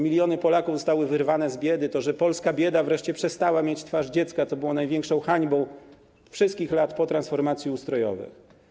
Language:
Polish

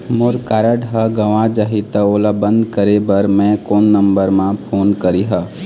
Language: Chhattisgarhi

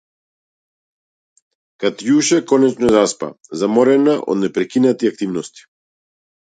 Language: Macedonian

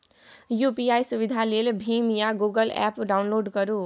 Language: Maithili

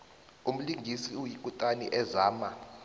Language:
South Ndebele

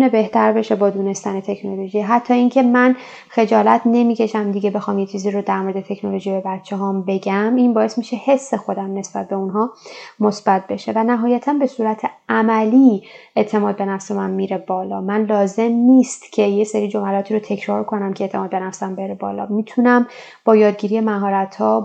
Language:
Persian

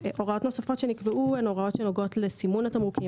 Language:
Hebrew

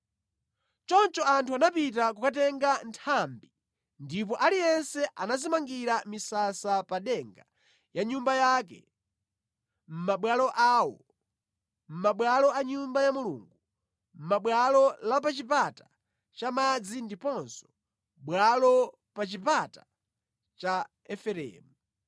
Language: Nyanja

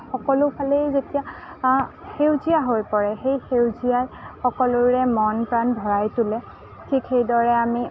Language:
Assamese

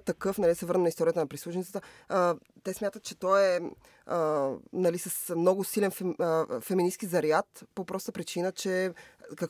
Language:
Bulgarian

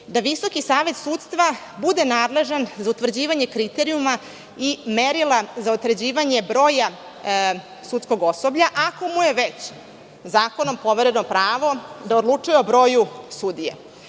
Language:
Serbian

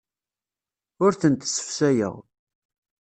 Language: Kabyle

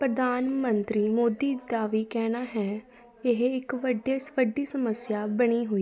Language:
Punjabi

